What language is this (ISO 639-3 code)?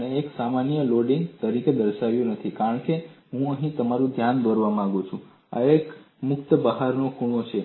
guj